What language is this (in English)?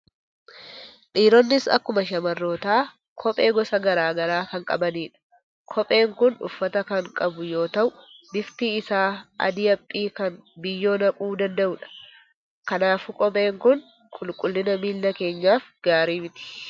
Oromo